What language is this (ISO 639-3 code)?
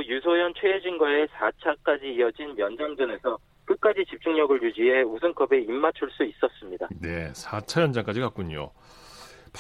kor